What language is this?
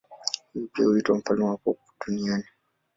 Swahili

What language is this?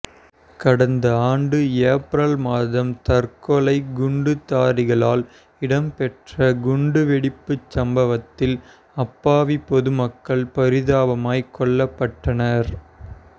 Tamil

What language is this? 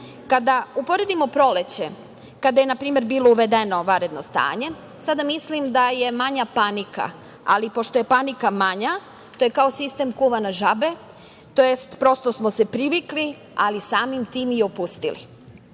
Serbian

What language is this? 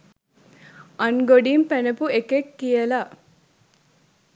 Sinhala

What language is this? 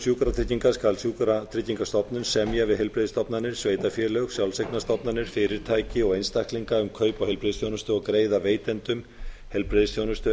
Icelandic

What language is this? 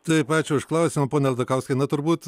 Lithuanian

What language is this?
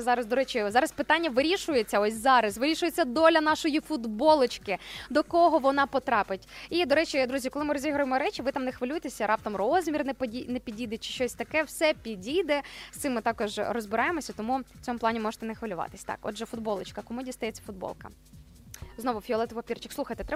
Ukrainian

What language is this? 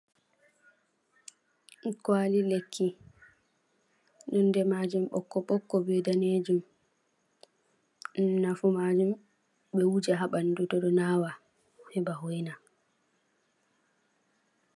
Fula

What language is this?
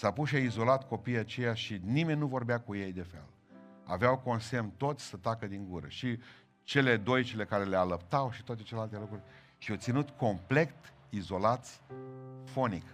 Romanian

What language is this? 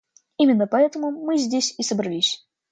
Russian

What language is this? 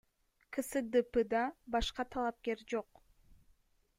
Kyrgyz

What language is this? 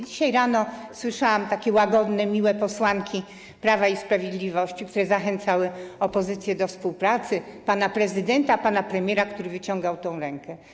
Polish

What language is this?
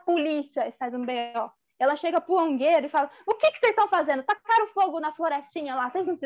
Portuguese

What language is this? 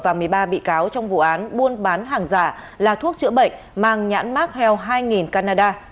Vietnamese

